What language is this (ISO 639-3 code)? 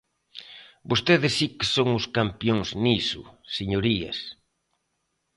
glg